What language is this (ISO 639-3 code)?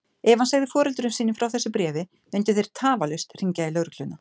isl